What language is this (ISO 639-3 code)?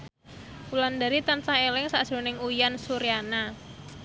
jav